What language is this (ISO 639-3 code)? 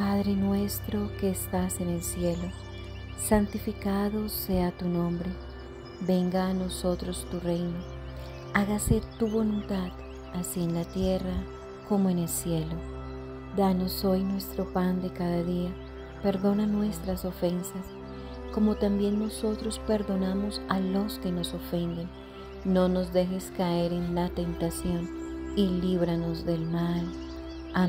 spa